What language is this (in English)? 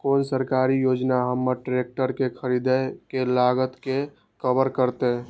Maithili